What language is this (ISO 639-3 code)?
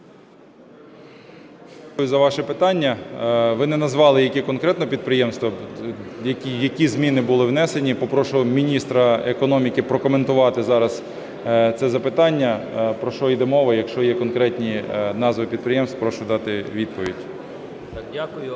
ukr